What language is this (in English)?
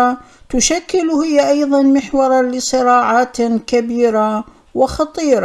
Arabic